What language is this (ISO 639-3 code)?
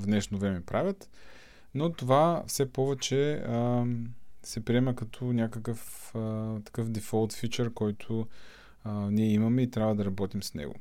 bul